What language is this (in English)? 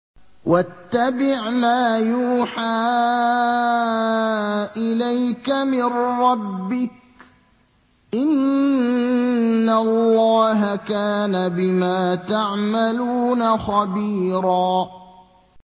Arabic